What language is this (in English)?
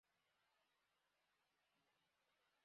Kinyarwanda